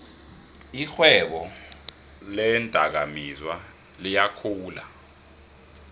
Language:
South Ndebele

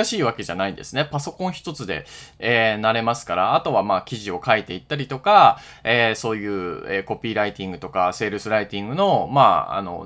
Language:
Japanese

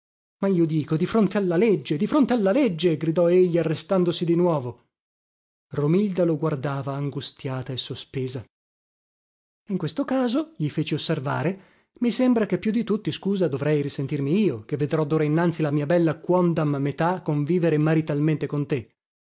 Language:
Italian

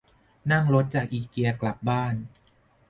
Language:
Thai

